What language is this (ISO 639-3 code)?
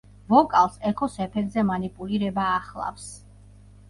kat